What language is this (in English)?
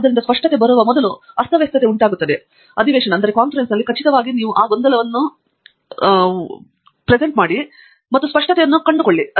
Kannada